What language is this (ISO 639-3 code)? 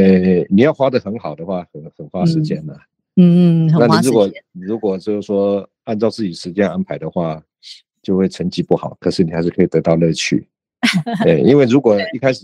zho